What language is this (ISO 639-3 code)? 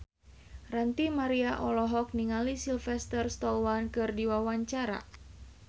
sun